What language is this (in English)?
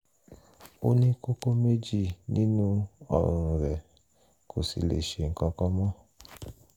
Yoruba